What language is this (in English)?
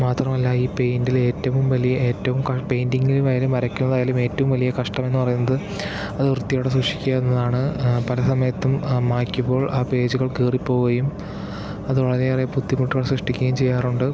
Malayalam